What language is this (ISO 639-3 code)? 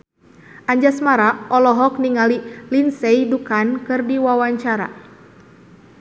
sun